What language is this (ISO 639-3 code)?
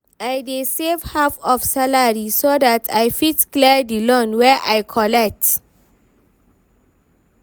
pcm